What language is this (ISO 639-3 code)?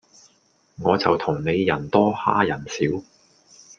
yue